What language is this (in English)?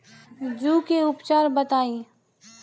Bhojpuri